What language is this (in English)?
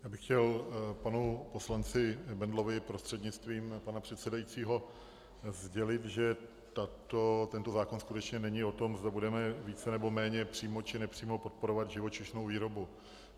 Czech